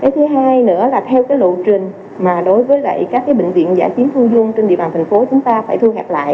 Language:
Vietnamese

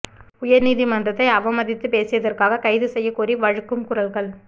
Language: Tamil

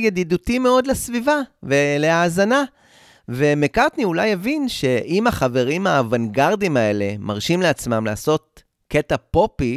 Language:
Hebrew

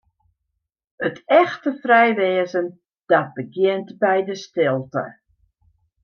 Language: Western Frisian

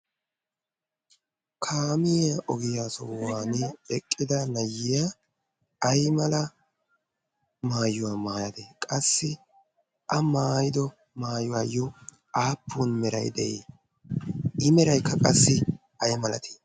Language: Wolaytta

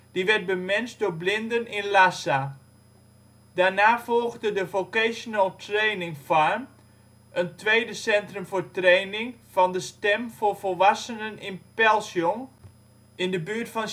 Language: Dutch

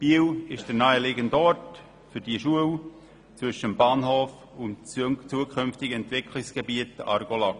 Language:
Swiss German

